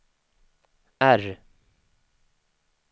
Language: Swedish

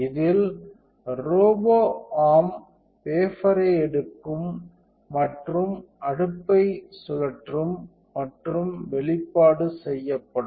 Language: Tamil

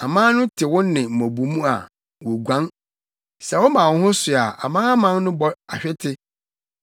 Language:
Akan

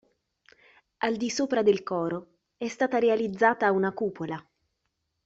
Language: Italian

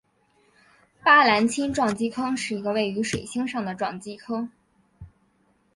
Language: Chinese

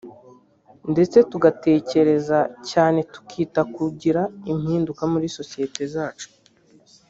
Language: Kinyarwanda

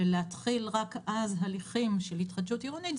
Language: Hebrew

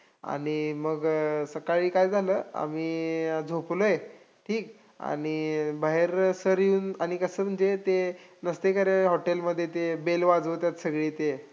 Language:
Marathi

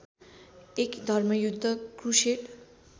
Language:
Nepali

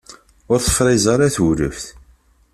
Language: Kabyle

